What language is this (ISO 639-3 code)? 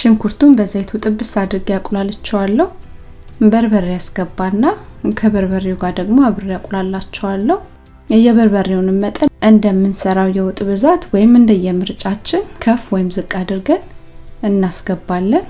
amh